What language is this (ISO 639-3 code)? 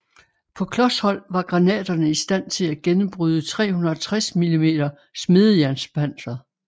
dan